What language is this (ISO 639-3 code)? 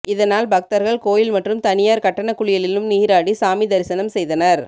tam